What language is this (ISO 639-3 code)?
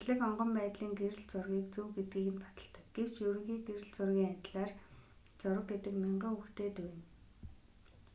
mon